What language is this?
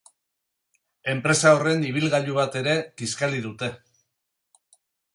Basque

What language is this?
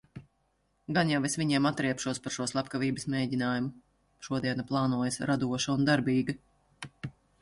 Latvian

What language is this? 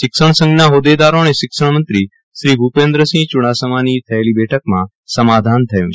Gujarati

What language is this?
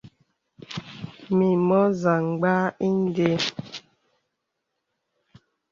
Bebele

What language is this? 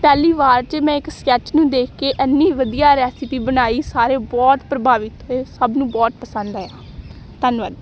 Punjabi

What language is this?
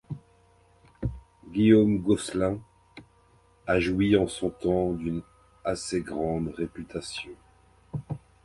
French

